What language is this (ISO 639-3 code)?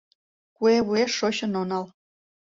chm